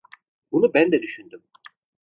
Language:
Turkish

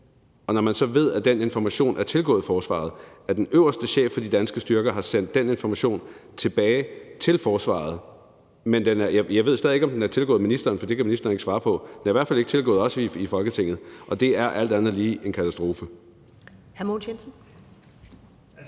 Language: Danish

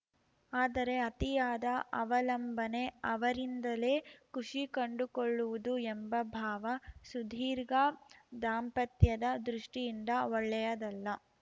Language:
Kannada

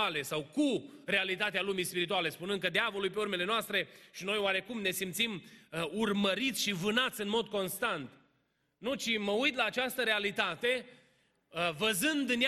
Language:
Romanian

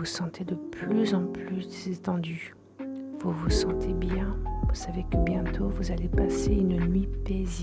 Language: French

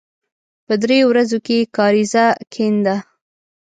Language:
Pashto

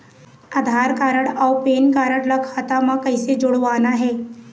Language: Chhattisgarhi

